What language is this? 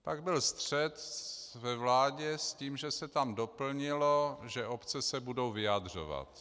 Czech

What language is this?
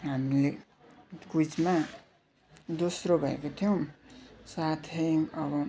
Nepali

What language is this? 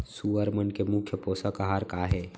Chhattisgarhi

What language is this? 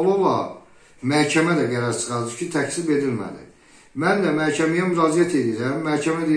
Turkish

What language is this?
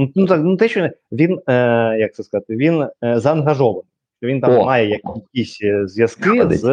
Ukrainian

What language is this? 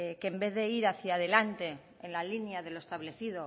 Spanish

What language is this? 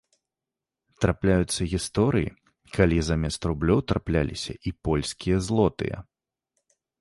Belarusian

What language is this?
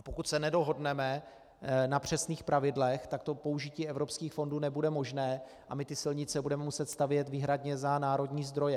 Czech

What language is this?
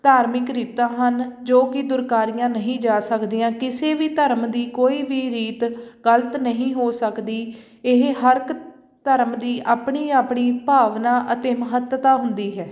Punjabi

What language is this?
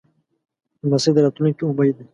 Pashto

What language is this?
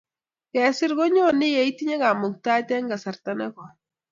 Kalenjin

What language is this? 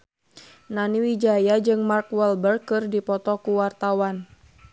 Sundanese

